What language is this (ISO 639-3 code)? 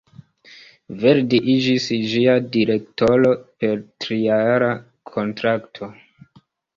epo